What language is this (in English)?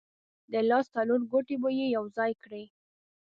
Pashto